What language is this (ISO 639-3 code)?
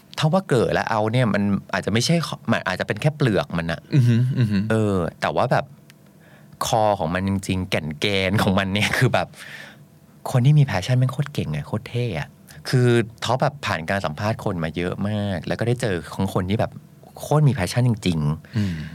tha